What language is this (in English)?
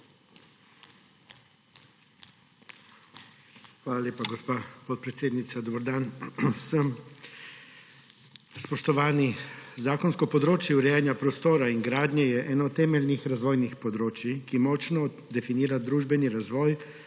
Slovenian